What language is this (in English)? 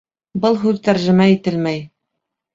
Bashkir